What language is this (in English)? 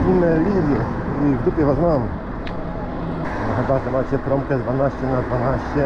Polish